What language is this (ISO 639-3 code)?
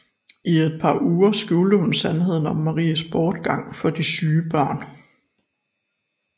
dan